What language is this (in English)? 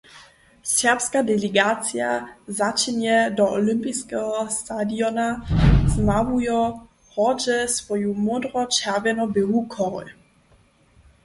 Upper Sorbian